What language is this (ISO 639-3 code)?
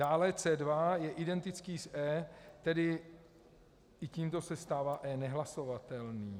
ces